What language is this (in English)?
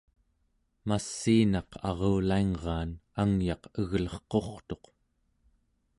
Central Yupik